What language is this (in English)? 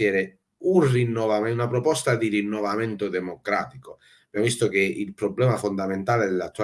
Italian